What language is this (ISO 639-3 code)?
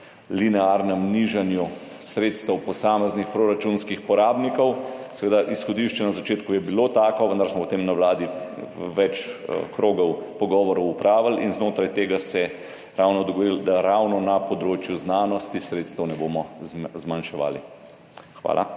slv